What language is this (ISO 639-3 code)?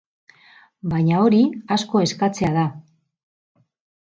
eus